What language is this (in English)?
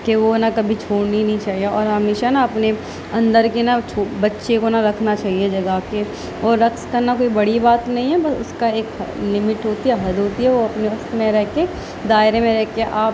Urdu